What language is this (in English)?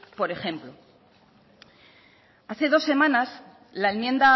Spanish